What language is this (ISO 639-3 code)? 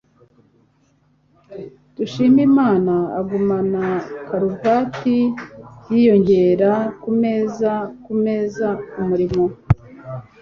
kin